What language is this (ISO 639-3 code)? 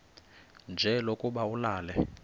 xho